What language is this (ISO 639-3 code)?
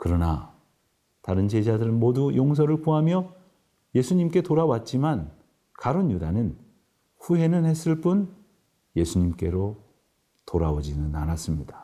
kor